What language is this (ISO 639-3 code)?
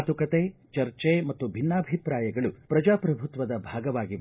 kan